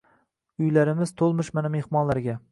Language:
Uzbek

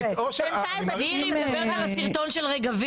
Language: Hebrew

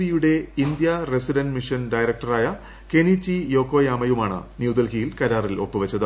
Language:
Malayalam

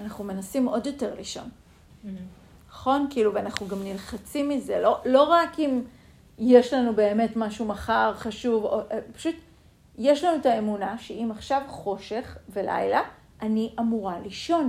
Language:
Hebrew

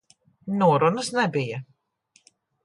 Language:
Latvian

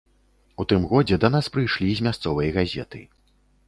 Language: Belarusian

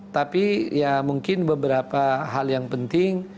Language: Indonesian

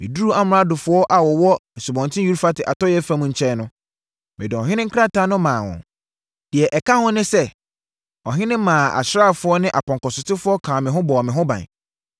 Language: Akan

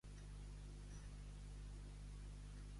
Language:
Catalan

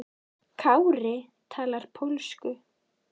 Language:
Icelandic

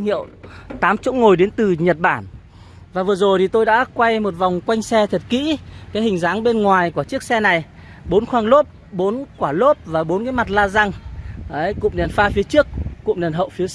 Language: Vietnamese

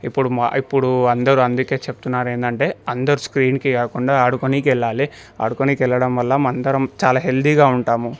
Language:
Telugu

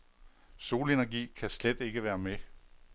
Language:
Danish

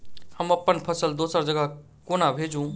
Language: Maithili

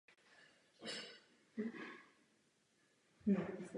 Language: Czech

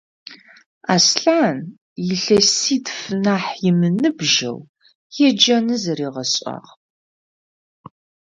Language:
Adyghe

